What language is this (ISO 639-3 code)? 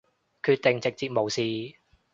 yue